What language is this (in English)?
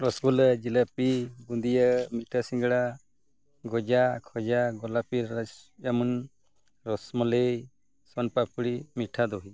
Santali